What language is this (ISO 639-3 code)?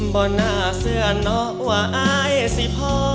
tha